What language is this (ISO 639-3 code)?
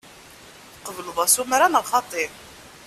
kab